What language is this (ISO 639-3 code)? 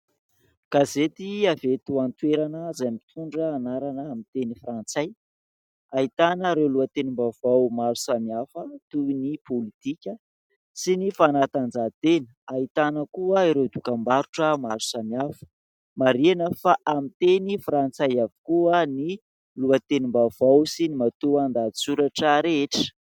mlg